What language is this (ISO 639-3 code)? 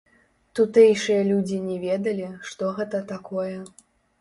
bel